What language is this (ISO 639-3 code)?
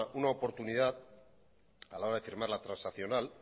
spa